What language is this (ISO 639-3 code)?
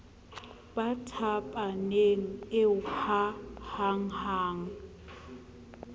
sot